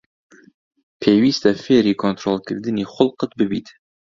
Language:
Central Kurdish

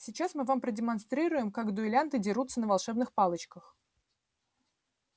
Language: Russian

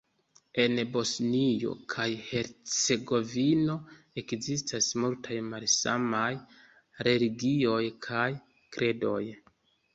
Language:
Esperanto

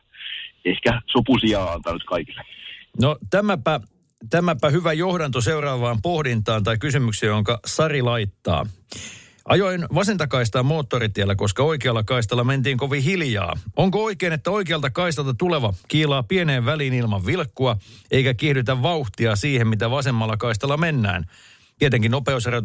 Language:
Finnish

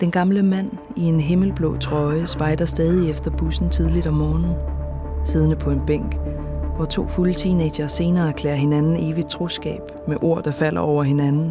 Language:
Danish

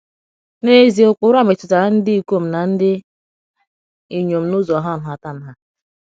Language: Igbo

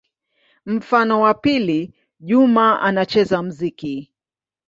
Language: Swahili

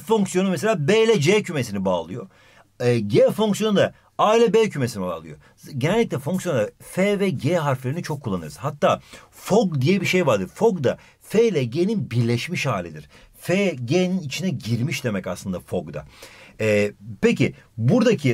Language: Turkish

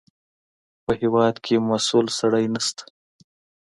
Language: Pashto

